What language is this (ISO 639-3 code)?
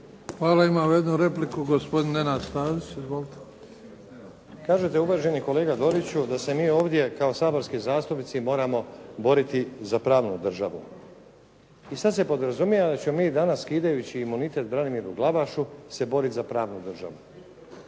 hrv